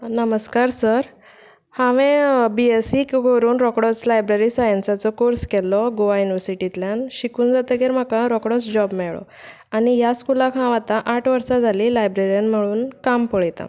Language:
Konkani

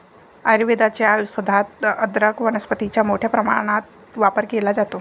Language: Marathi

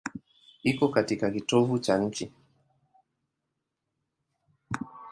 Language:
Swahili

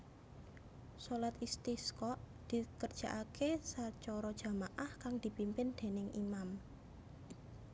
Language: Javanese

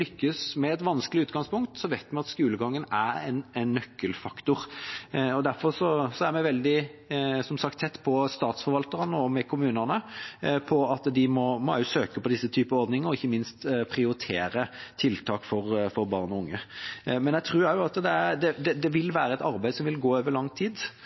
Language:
Norwegian Bokmål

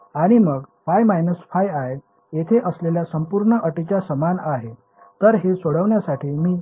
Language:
Marathi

